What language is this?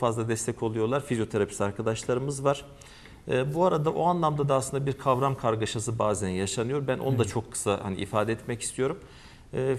Turkish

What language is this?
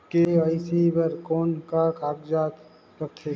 Chhattisgarhi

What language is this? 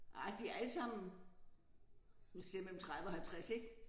Danish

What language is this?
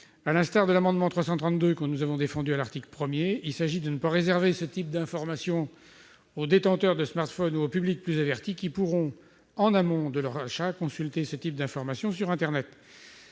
French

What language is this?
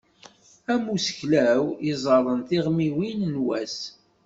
Kabyle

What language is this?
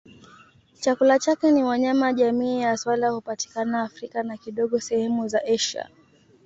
Swahili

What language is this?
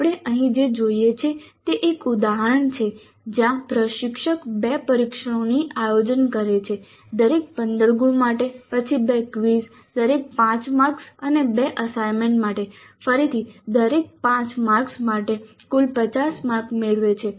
Gujarati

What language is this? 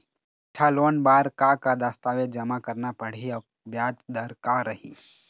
Chhattisgarhi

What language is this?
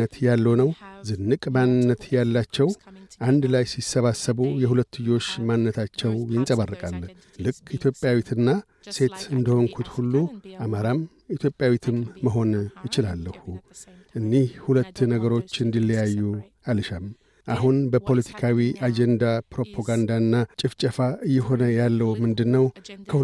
Amharic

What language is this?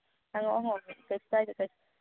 Manipuri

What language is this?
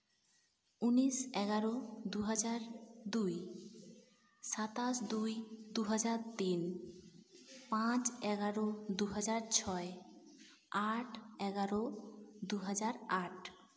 Santali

